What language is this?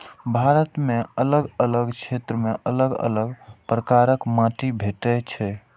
Maithili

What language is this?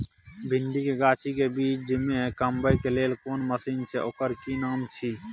Maithili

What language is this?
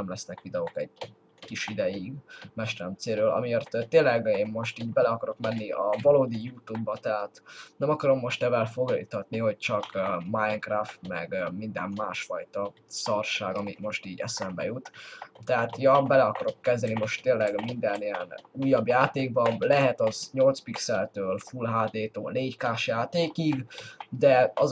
Hungarian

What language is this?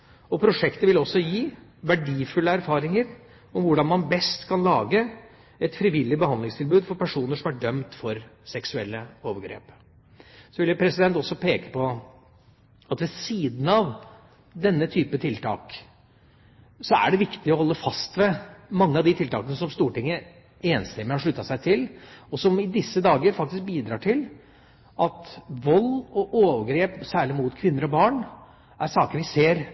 Norwegian Bokmål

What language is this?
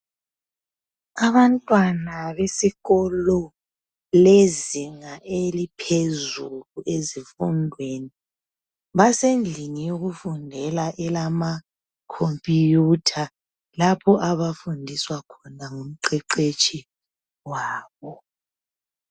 North Ndebele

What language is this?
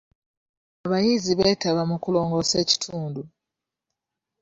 Ganda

